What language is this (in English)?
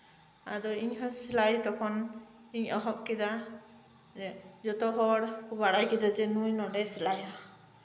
Santali